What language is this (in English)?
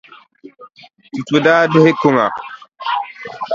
Dagbani